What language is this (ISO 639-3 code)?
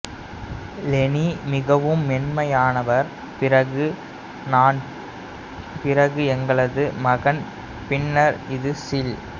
tam